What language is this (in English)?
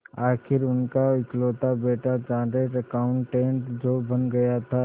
Hindi